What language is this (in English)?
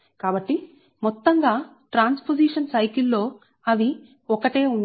Telugu